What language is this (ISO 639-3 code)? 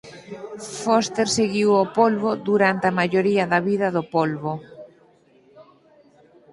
glg